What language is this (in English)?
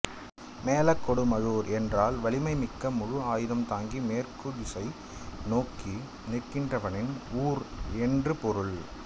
Tamil